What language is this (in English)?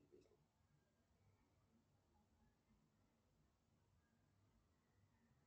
Russian